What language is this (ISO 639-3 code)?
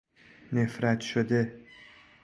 fas